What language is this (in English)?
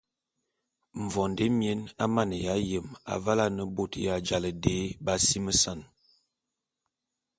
Bulu